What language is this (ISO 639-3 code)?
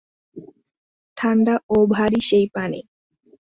ben